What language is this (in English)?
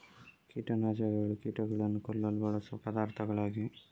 Kannada